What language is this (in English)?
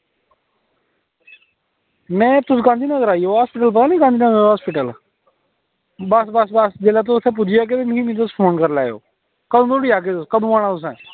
Dogri